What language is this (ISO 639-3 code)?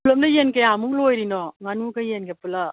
mni